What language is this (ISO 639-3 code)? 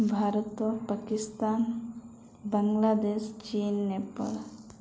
ori